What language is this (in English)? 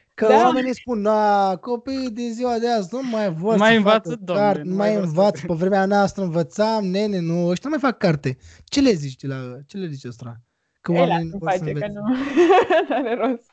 Romanian